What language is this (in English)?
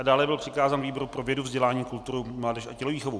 Czech